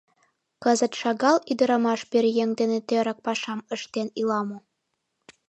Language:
Mari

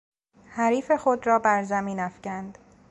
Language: Persian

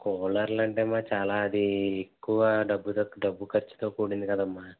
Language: Telugu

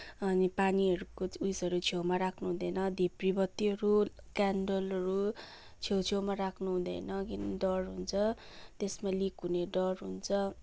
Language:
Nepali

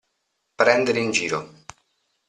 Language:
Italian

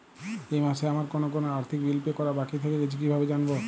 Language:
Bangla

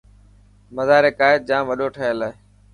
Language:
Dhatki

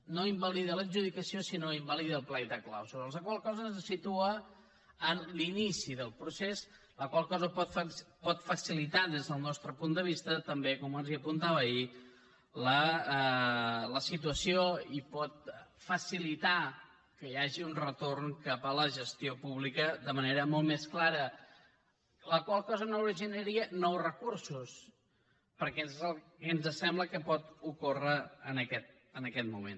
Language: Catalan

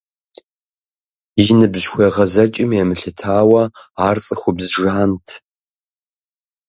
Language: Kabardian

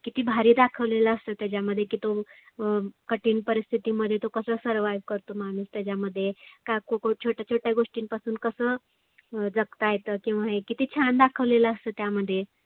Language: Marathi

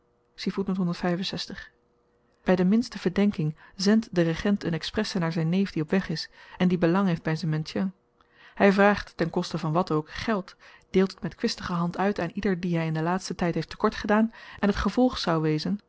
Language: Dutch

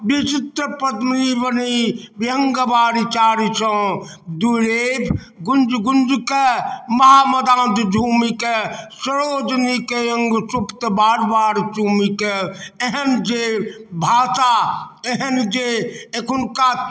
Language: Maithili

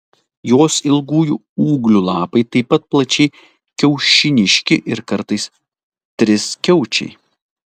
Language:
Lithuanian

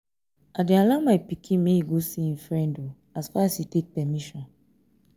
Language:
Nigerian Pidgin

